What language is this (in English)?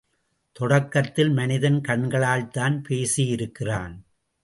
Tamil